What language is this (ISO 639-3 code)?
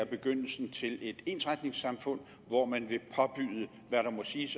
dan